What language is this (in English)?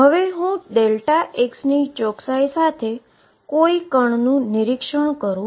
Gujarati